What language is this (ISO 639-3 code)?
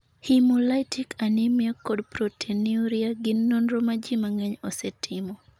luo